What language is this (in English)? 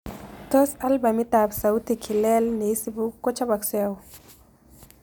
Kalenjin